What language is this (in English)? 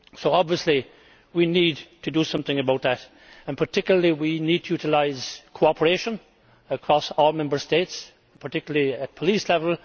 English